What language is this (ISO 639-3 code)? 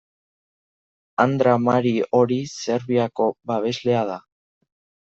eus